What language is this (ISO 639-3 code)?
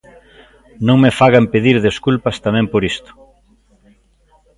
glg